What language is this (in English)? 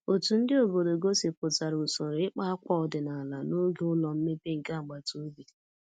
Igbo